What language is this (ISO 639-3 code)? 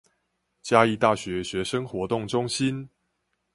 zho